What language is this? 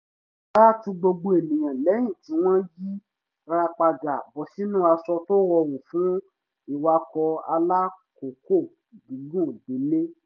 Yoruba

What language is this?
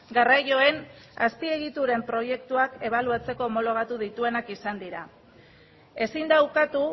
Basque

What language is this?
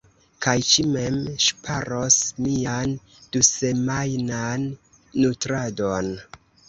Esperanto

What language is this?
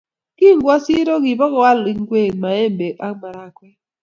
Kalenjin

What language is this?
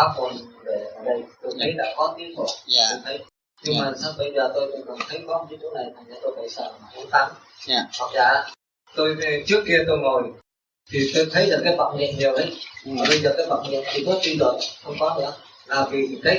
Vietnamese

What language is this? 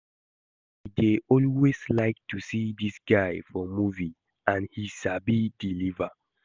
Nigerian Pidgin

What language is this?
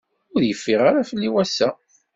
Kabyle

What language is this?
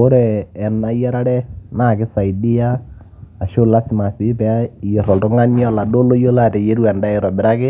Masai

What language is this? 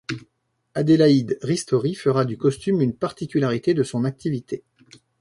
French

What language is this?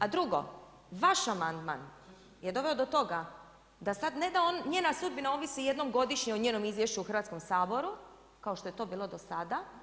Croatian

